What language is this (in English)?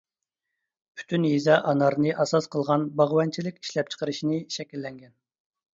Uyghur